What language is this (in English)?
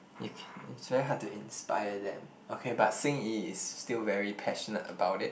English